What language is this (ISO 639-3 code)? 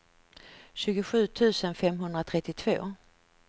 swe